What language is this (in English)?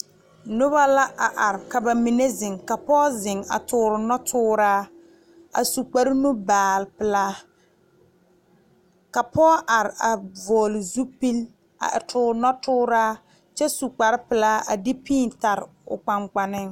Southern Dagaare